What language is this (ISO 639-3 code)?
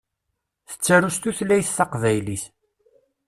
kab